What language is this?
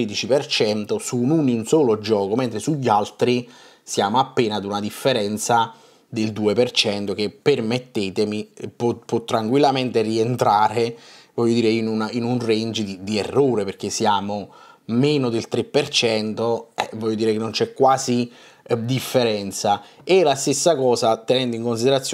Italian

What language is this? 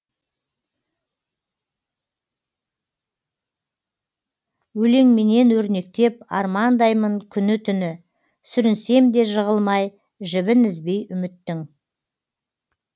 Kazakh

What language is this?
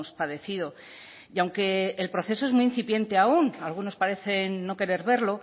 Spanish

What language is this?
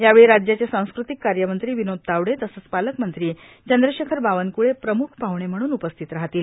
Marathi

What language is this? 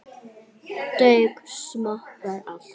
Icelandic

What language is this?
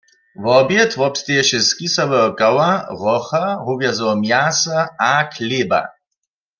Upper Sorbian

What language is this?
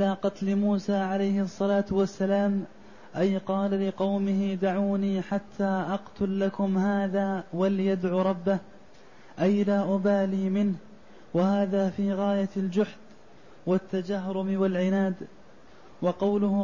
Arabic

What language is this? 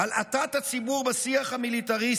Hebrew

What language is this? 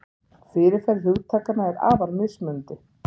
Icelandic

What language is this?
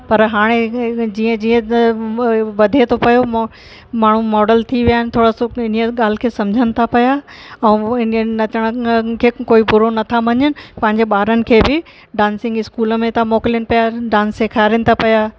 Sindhi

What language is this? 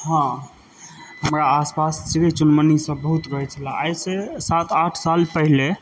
Maithili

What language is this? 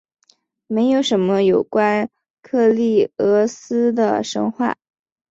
Chinese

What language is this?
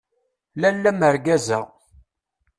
Kabyle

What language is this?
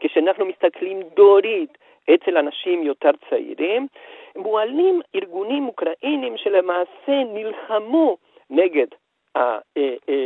Hebrew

